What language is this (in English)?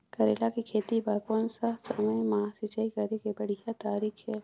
Chhattisgarhi